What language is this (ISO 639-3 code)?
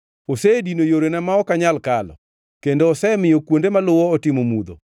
luo